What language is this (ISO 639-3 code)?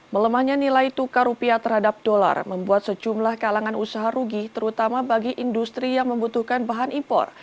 ind